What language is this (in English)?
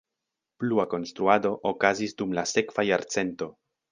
Esperanto